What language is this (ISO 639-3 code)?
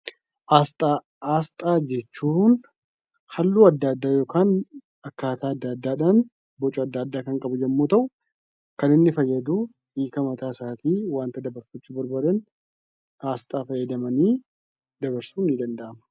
orm